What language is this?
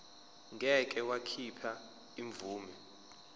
Zulu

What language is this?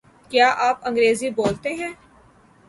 Urdu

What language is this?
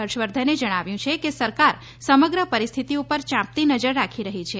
Gujarati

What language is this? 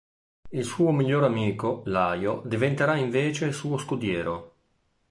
Italian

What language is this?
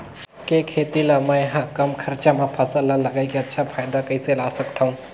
Chhattisgarhi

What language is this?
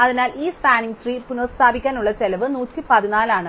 Malayalam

